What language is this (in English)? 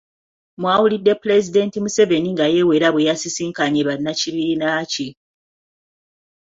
Ganda